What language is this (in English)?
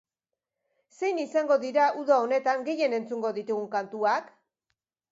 Basque